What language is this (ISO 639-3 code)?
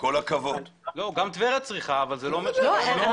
heb